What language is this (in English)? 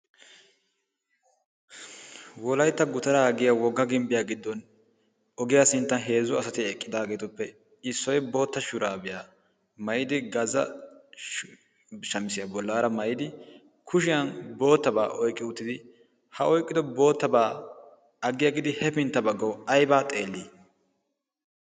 Wolaytta